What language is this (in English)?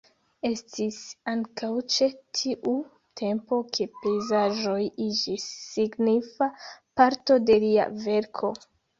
Esperanto